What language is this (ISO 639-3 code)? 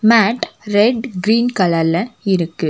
tam